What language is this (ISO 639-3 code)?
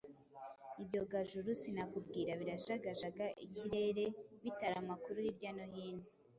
kin